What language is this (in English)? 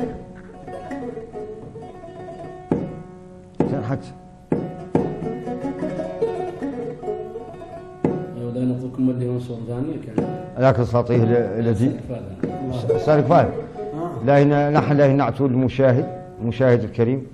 Arabic